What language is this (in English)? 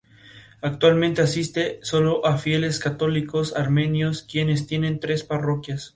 Spanish